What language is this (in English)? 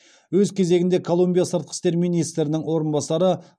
Kazakh